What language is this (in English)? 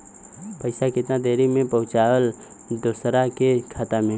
Bhojpuri